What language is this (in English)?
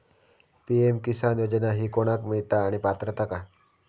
Marathi